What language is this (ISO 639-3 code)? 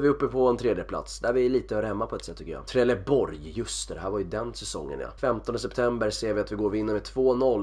swe